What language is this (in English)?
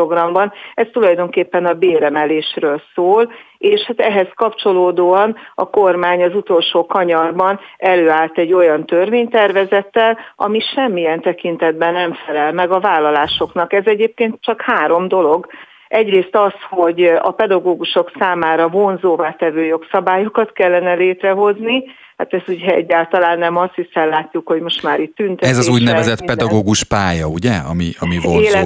Hungarian